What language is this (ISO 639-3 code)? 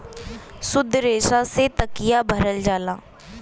bho